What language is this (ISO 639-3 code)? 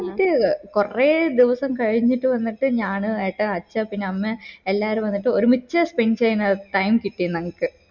mal